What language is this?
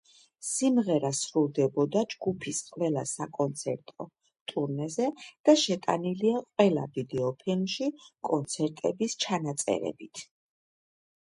Georgian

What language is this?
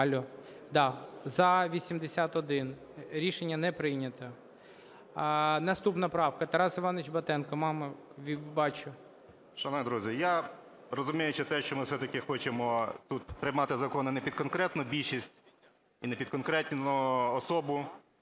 Ukrainian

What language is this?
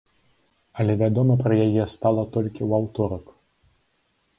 Belarusian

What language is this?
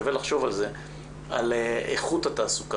Hebrew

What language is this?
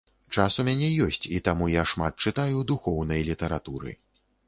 Belarusian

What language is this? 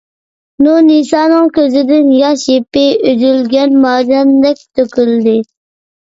Uyghur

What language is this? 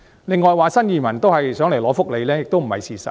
Cantonese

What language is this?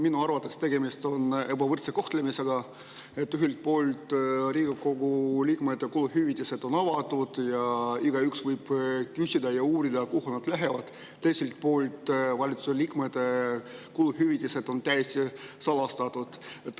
Estonian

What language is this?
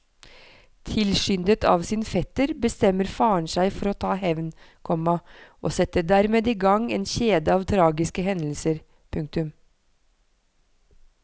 Norwegian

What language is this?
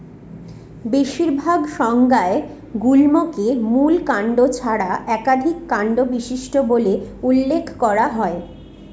Bangla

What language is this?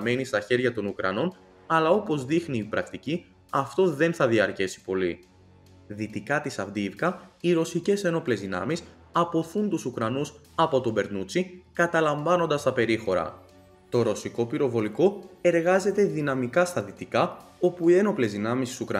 Greek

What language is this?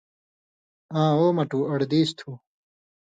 Indus Kohistani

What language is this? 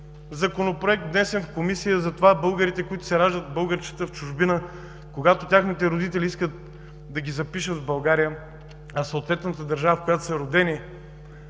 Bulgarian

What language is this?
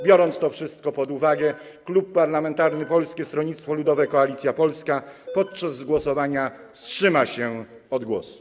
Polish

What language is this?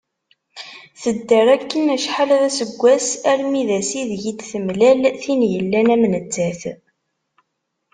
Kabyle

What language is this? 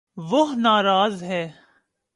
Urdu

